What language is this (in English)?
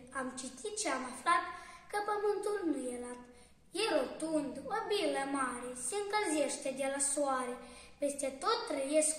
Romanian